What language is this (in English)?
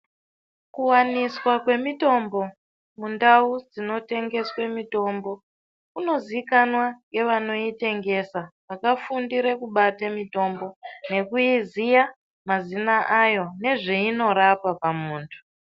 Ndau